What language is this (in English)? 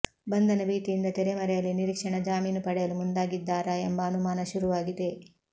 Kannada